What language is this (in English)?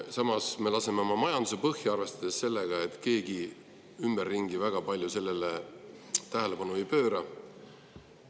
Estonian